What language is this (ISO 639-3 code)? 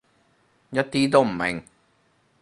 yue